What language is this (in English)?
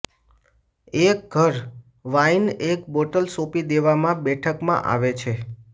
Gujarati